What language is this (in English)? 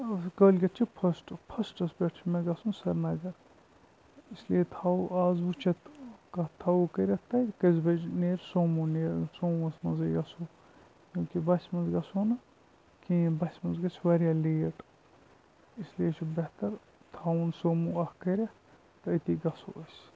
Kashmiri